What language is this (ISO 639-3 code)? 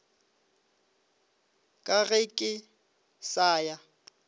nso